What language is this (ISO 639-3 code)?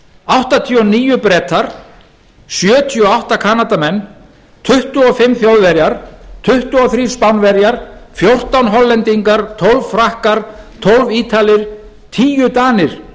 isl